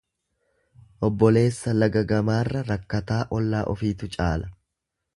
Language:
Oromo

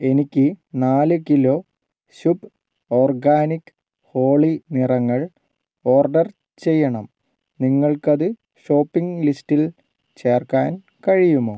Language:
Malayalam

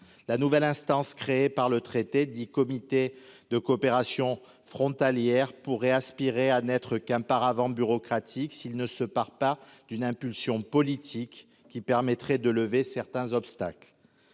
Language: French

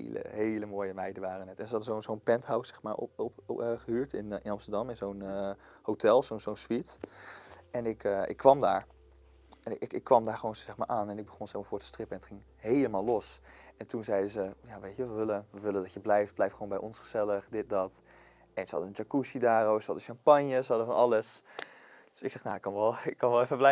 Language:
Dutch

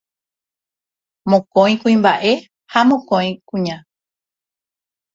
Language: Guarani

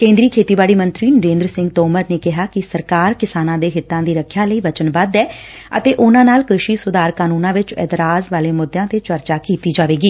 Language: Punjabi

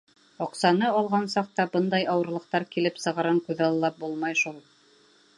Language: Bashkir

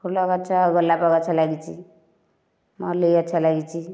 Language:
Odia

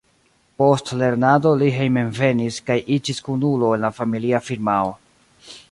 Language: Esperanto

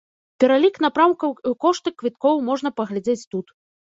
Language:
Belarusian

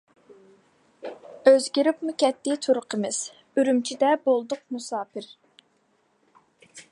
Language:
Uyghur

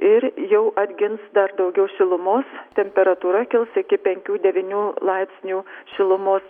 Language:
Lithuanian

